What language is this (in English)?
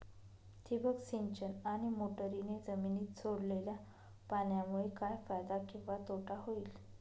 Marathi